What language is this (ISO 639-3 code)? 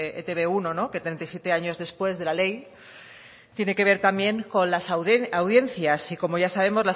spa